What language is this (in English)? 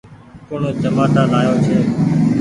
Goaria